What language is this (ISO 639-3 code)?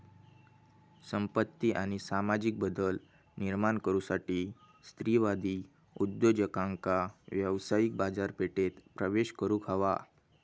mar